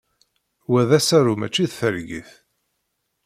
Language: Kabyle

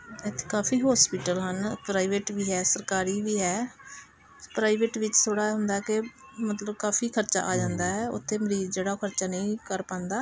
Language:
Punjabi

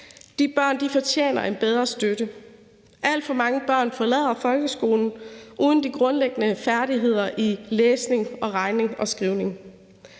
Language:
Danish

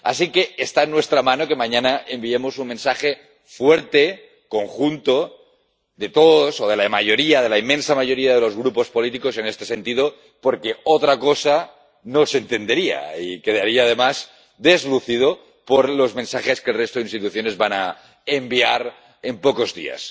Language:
Spanish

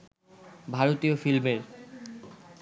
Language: Bangla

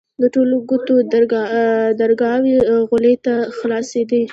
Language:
Pashto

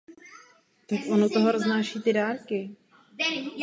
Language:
Czech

